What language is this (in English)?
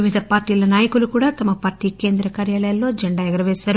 Telugu